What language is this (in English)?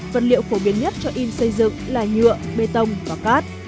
Vietnamese